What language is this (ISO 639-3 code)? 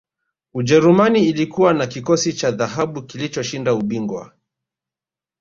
swa